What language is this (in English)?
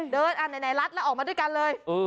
Thai